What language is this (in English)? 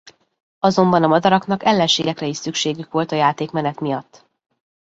Hungarian